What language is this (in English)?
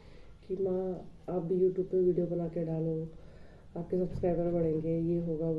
Hindi